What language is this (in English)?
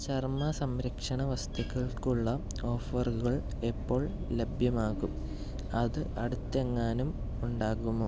Malayalam